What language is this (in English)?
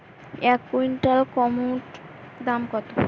Bangla